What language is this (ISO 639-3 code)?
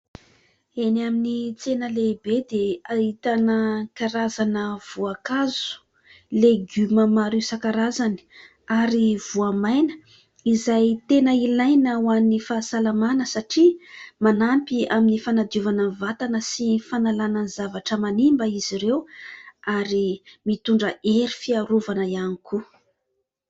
mlg